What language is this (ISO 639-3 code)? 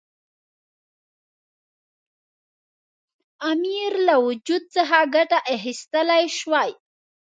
pus